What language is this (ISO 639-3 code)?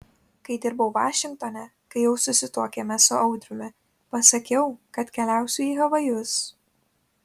lit